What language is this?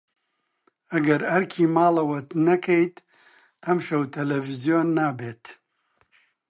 Central Kurdish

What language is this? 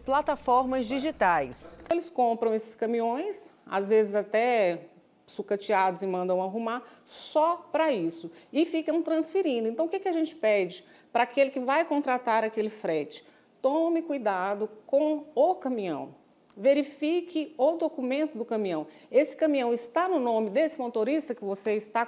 Portuguese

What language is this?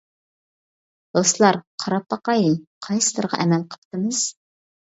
Uyghur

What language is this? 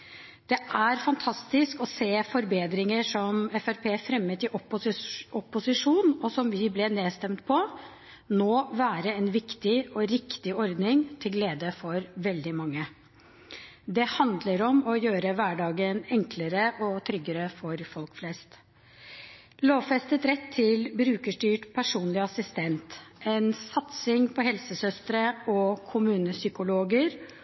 Norwegian Bokmål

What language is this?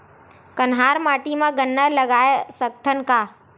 Chhattisgarhi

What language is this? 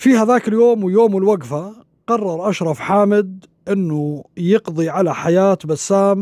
Arabic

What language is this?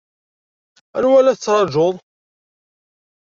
Kabyle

